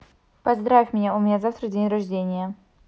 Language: Russian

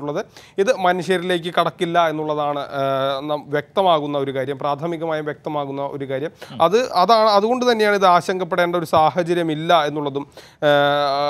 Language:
Turkish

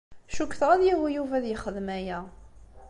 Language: Kabyle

